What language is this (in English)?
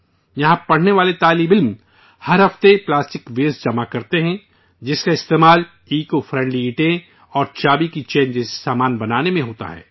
Urdu